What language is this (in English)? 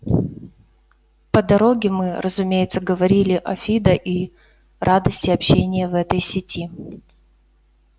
Russian